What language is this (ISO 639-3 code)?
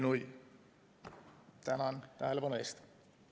est